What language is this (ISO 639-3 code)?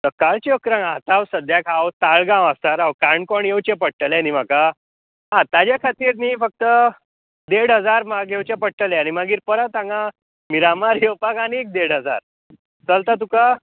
kok